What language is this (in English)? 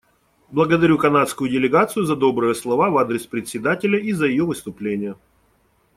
Russian